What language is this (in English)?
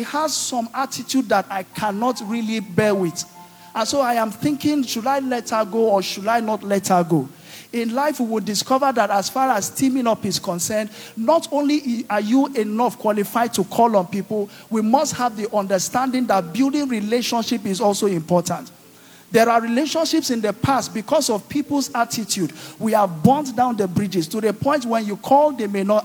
English